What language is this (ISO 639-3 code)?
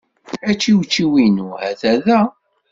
kab